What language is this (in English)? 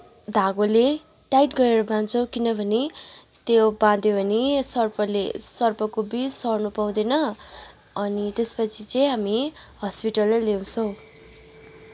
Nepali